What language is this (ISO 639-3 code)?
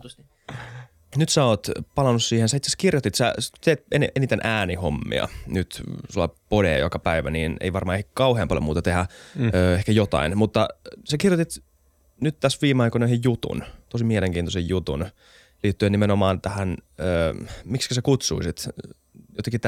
fin